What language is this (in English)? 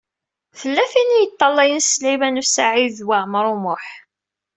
Kabyle